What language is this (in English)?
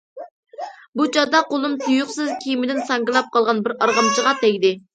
Uyghur